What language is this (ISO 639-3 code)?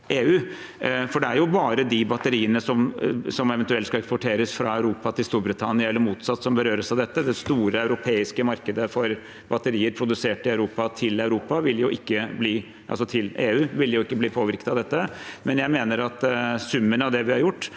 nor